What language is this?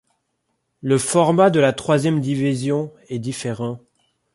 French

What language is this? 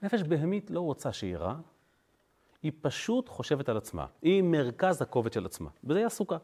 Hebrew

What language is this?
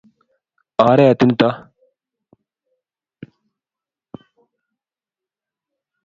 Kalenjin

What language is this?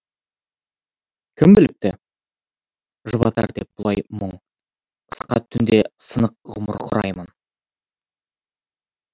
Kazakh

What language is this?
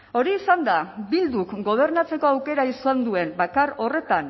Basque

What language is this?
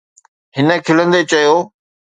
Sindhi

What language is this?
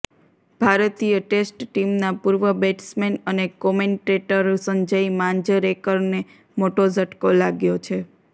Gujarati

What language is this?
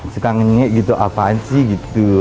Indonesian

